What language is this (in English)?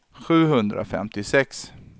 Swedish